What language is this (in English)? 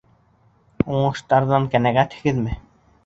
Bashkir